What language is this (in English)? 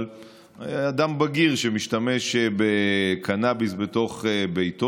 Hebrew